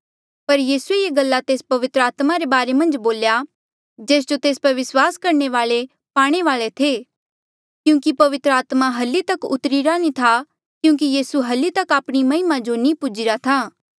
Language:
Mandeali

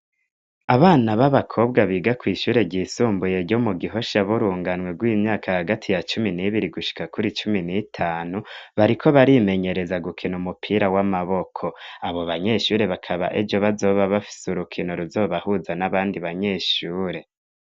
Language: Rundi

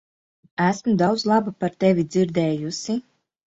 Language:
Latvian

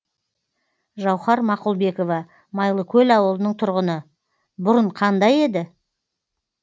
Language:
Kazakh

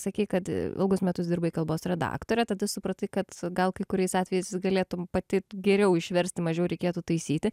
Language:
Lithuanian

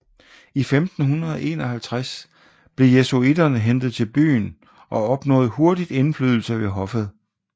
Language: Danish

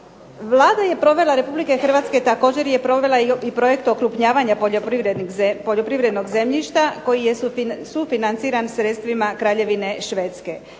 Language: Croatian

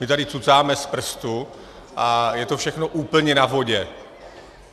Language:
Czech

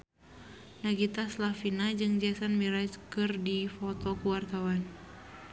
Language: Sundanese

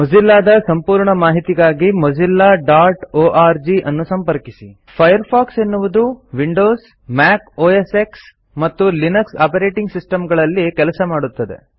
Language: Kannada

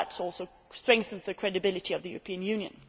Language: English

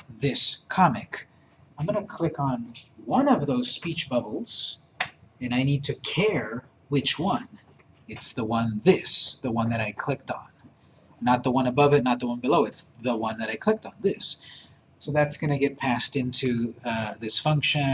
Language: English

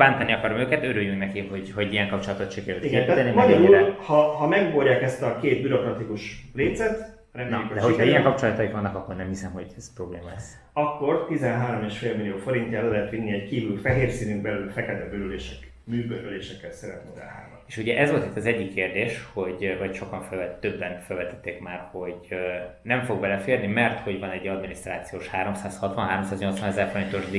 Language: Hungarian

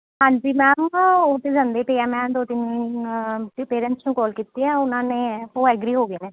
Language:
Punjabi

